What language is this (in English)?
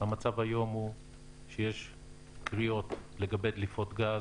Hebrew